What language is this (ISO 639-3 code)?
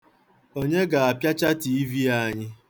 ibo